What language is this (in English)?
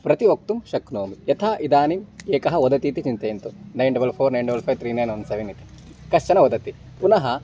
Sanskrit